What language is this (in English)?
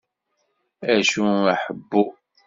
Kabyle